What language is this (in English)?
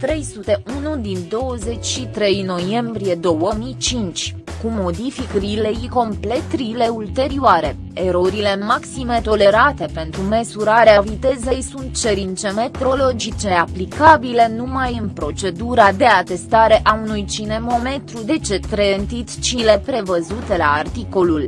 Romanian